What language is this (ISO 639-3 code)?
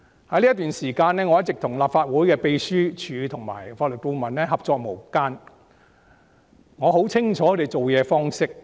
yue